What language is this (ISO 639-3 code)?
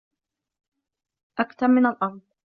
ara